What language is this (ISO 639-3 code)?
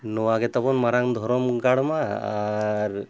sat